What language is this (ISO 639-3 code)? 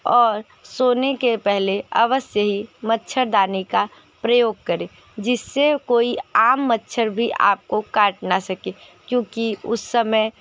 hin